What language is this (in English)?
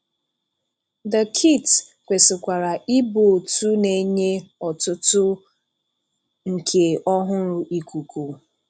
Igbo